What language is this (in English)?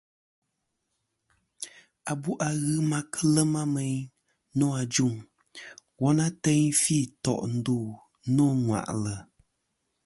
Kom